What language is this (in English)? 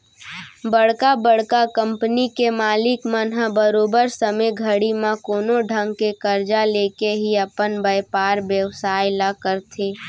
Chhattisgarhi